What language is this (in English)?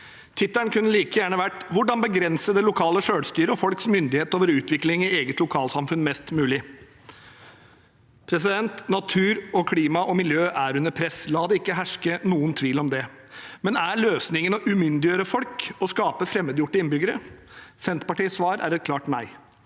Norwegian